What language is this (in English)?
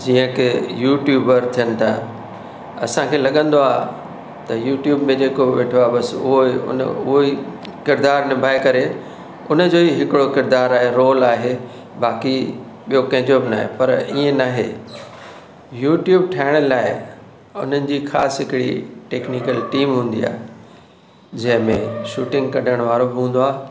Sindhi